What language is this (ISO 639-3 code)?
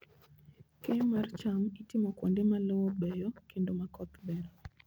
luo